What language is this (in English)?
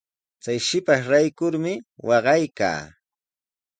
Sihuas Ancash Quechua